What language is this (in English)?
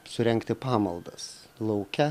Lithuanian